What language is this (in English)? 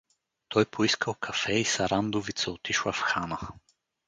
Bulgarian